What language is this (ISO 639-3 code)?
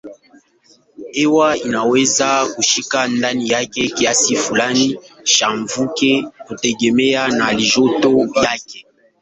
swa